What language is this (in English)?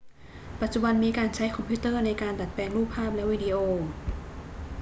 Thai